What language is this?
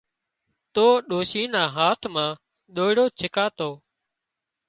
Wadiyara Koli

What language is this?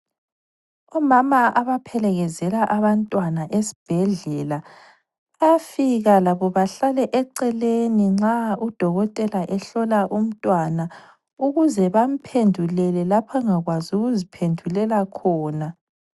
North Ndebele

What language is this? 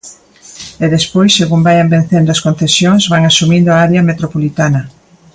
Galician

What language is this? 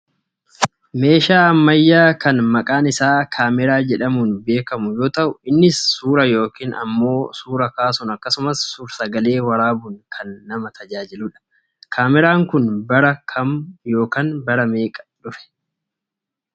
Oromo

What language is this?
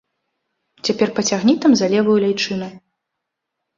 Belarusian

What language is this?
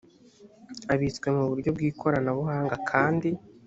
Kinyarwanda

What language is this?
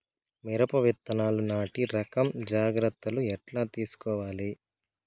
Telugu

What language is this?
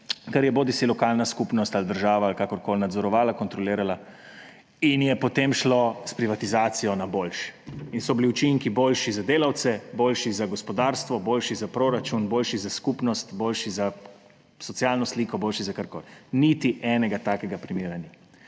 Slovenian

